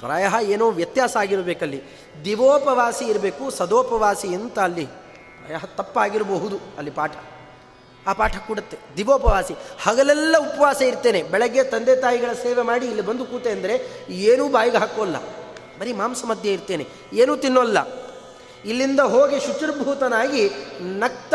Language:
Kannada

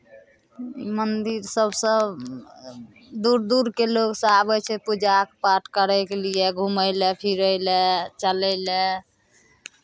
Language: Maithili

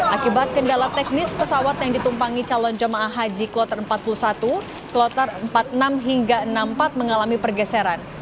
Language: Indonesian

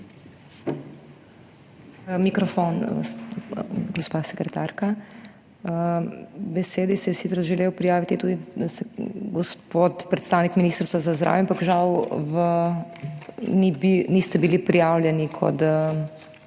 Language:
Slovenian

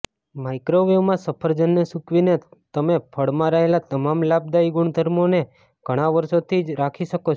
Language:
Gujarati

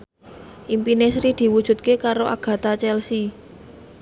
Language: Javanese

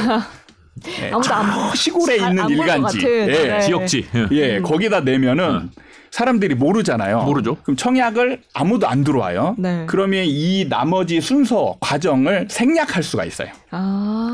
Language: Korean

